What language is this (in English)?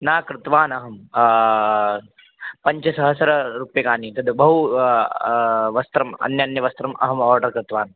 Sanskrit